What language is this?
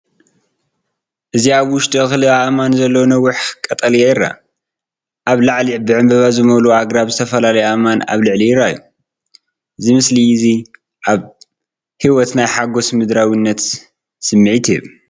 Tigrinya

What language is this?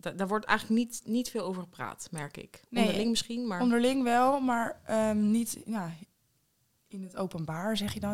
Dutch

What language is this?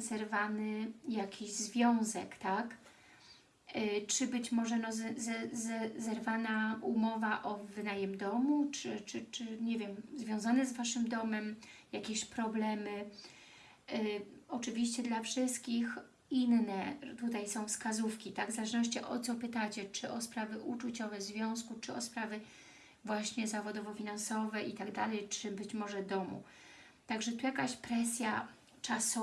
Polish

